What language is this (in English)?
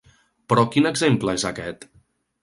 Catalan